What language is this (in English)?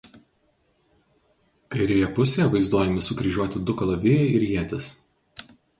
Lithuanian